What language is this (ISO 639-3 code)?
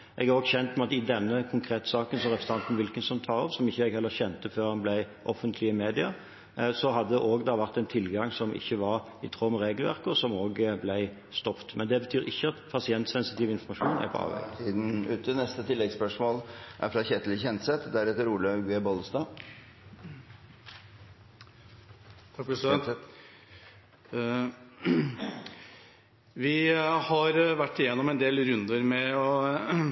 nor